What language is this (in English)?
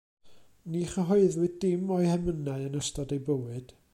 Welsh